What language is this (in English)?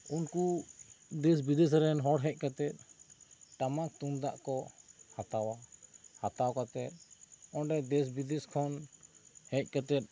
Santali